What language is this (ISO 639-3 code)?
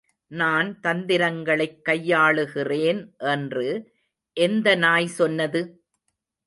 tam